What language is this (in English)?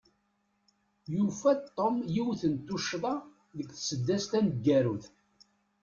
Kabyle